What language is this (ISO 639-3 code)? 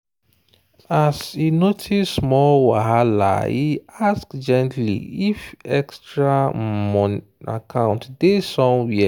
pcm